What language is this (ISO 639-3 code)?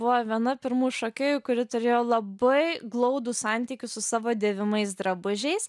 lit